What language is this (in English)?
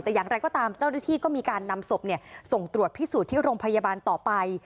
Thai